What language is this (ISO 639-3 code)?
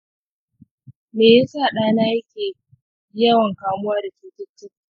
hau